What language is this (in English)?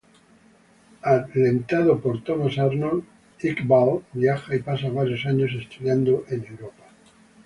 Spanish